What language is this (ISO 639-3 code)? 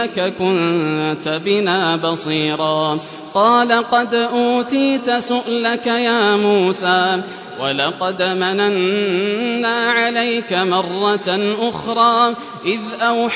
ara